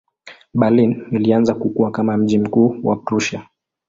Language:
Swahili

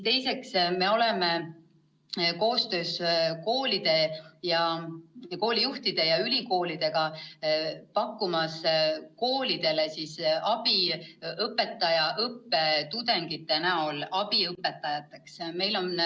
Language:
Estonian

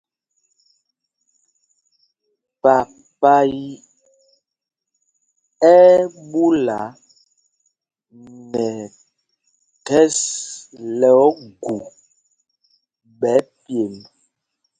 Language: Mpumpong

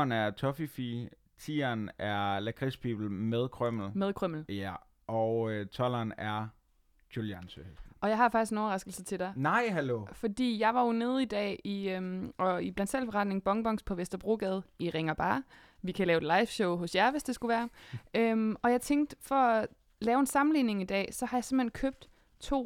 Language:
Danish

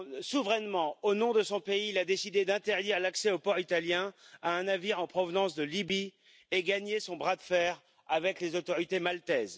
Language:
French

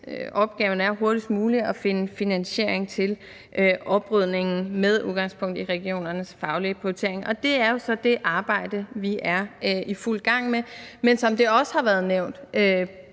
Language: Danish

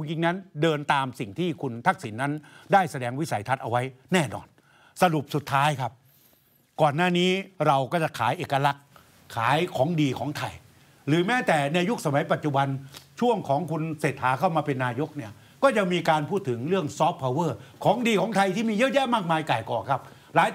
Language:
Thai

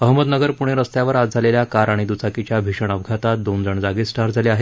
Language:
Marathi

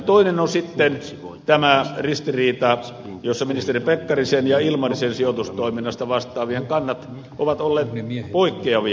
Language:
Finnish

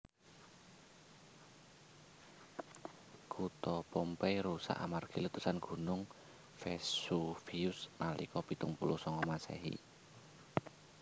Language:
Javanese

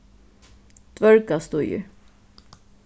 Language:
Faroese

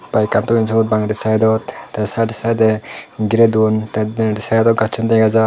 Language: Chakma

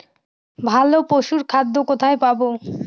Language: Bangla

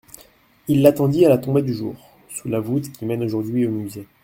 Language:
French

